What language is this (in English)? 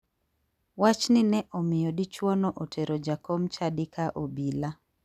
Luo (Kenya and Tanzania)